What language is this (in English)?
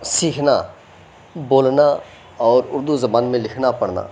Urdu